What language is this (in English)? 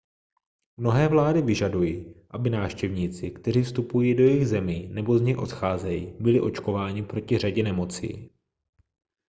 Czech